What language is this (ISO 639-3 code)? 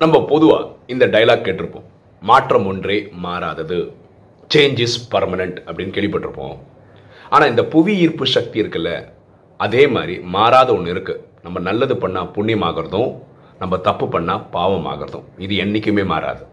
tam